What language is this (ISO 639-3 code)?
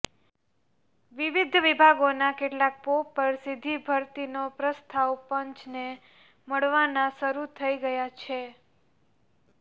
guj